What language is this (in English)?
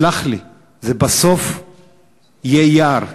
Hebrew